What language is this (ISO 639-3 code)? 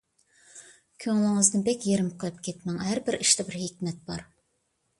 uig